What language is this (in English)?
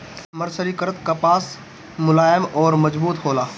Bhojpuri